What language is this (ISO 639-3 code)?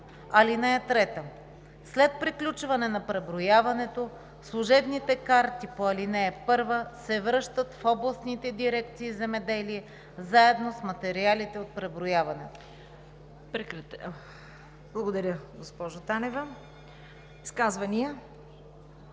bul